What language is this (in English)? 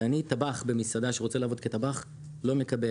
Hebrew